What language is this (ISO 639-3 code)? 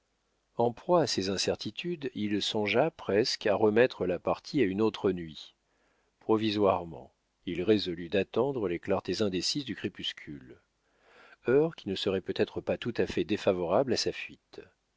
fra